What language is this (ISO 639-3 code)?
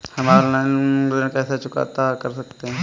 hin